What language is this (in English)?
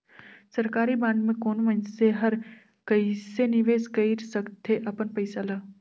Chhattisgarhi